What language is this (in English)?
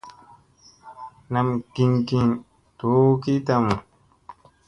Musey